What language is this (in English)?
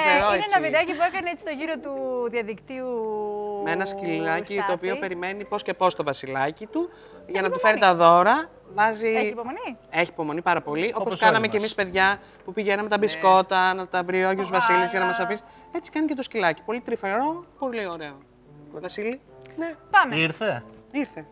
Greek